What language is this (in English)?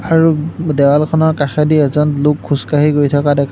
Assamese